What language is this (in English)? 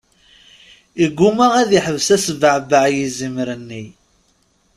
Kabyle